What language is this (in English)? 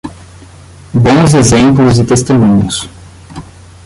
Portuguese